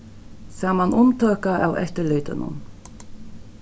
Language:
Faroese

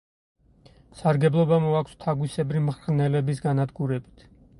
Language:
Georgian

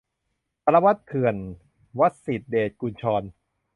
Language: Thai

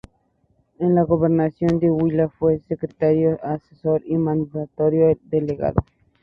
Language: Spanish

